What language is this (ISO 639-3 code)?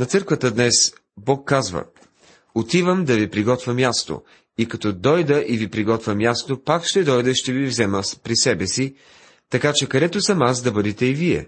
bul